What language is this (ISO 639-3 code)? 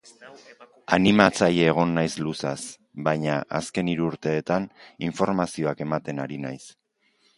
eus